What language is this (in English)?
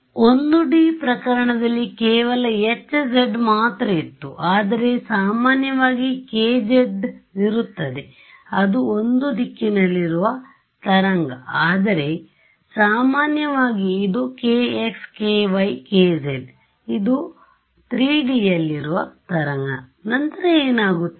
Kannada